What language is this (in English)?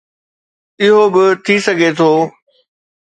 Sindhi